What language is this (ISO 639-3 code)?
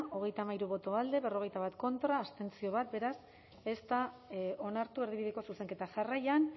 eus